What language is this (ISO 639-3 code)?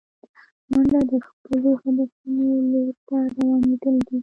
pus